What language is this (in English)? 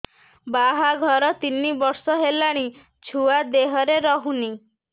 Odia